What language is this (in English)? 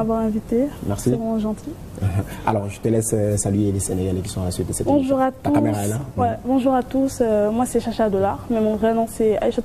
French